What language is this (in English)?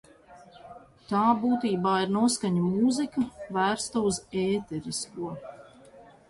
Latvian